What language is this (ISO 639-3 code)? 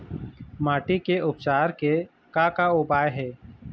hne